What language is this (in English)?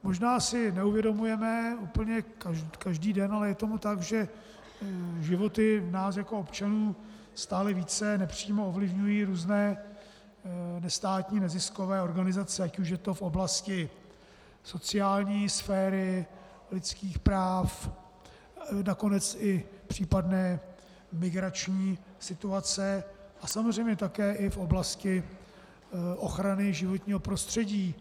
Czech